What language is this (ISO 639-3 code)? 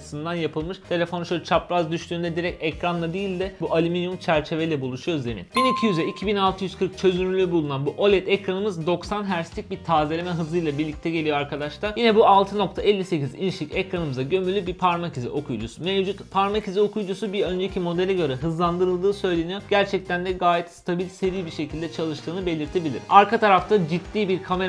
tur